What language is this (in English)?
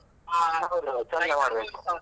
Kannada